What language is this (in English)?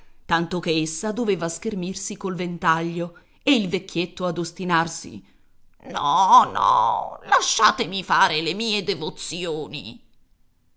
Italian